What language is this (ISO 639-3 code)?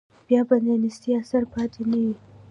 pus